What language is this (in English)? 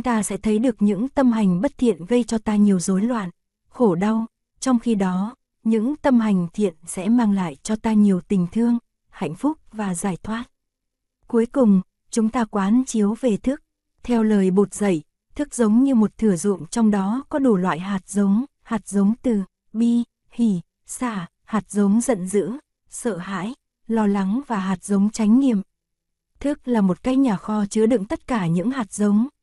Vietnamese